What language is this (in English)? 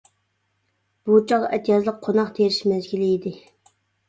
Uyghur